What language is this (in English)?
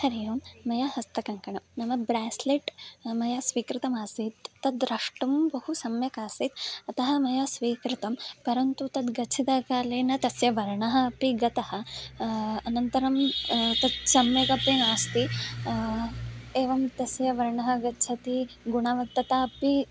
Sanskrit